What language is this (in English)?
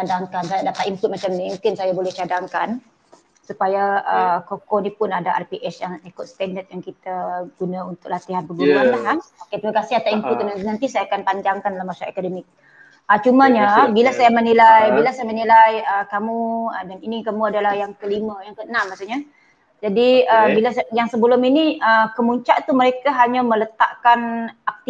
Malay